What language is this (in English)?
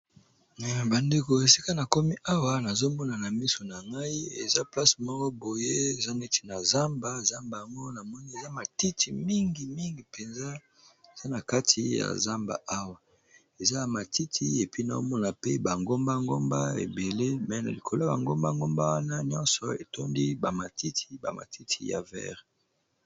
Lingala